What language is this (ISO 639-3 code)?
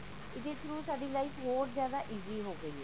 pan